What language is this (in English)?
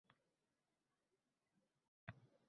Uzbek